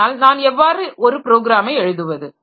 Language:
Tamil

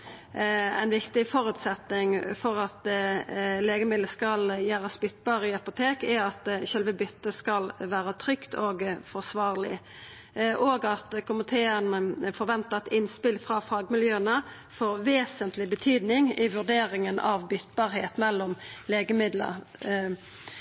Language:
Norwegian Nynorsk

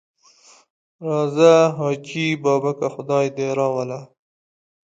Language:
Pashto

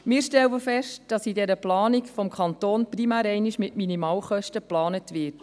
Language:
Swiss German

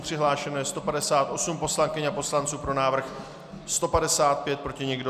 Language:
Czech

